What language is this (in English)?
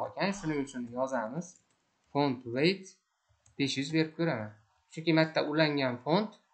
Turkish